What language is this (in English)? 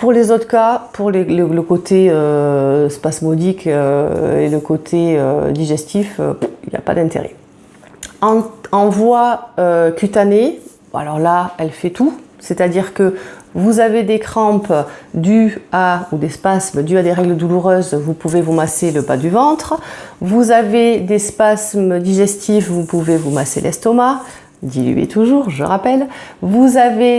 French